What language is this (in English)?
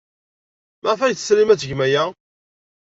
Kabyle